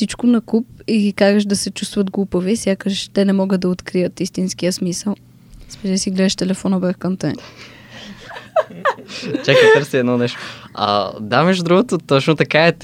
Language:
Bulgarian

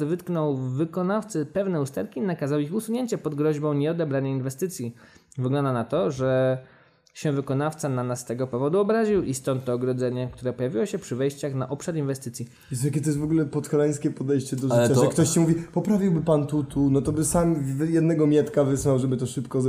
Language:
Polish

